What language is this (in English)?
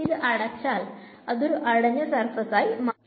Malayalam